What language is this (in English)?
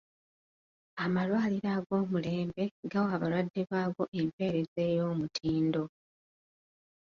Ganda